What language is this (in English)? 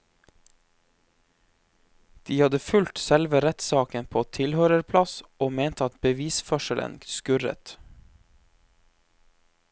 Norwegian